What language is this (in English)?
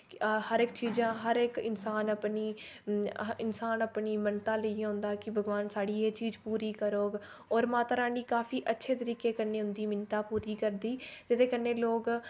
Dogri